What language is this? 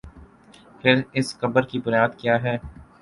Urdu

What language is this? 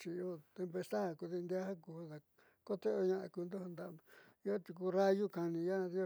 Southeastern Nochixtlán Mixtec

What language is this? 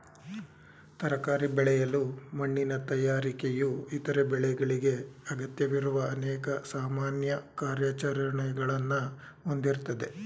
Kannada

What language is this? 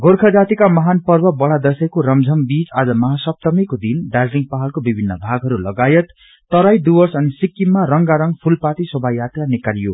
Nepali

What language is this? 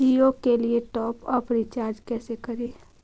Magahi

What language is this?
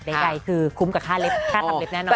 Thai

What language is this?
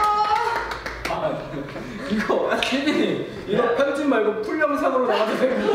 Korean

